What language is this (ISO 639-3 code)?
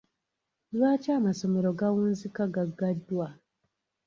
lug